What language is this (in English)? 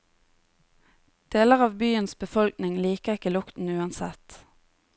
Norwegian